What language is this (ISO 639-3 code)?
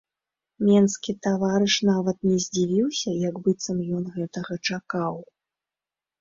bel